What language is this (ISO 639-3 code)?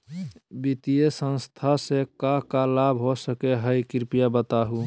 mag